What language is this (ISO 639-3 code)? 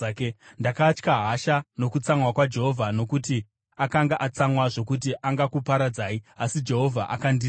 sna